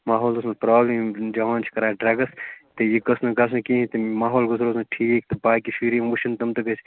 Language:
Kashmiri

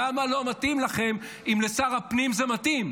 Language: Hebrew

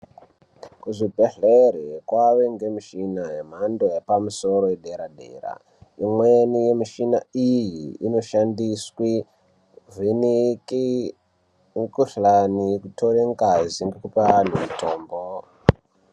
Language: Ndau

